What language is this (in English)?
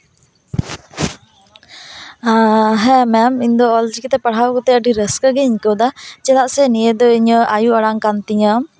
Santali